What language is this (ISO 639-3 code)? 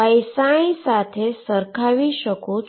guj